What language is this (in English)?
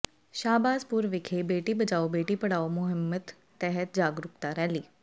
Punjabi